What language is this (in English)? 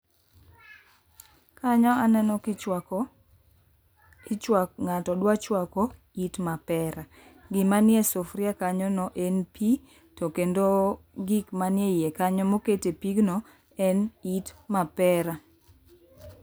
Luo (Kenya and Tanzania)